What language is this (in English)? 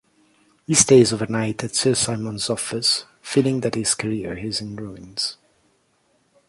English